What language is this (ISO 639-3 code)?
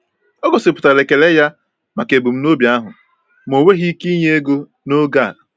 ibo